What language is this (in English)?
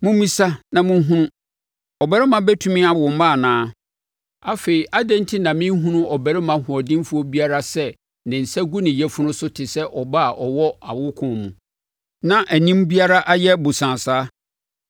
Akan